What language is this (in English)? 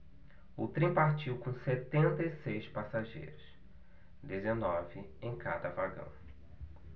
Portuguese